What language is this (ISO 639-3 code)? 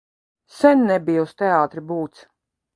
lav